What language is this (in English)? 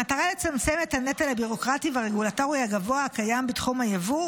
Hebrew